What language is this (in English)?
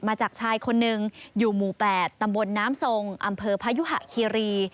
Thai